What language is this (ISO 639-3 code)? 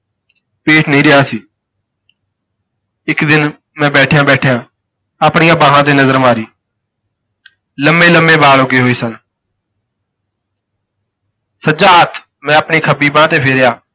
pan